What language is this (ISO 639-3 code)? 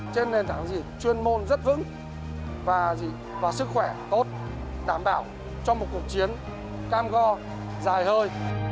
vie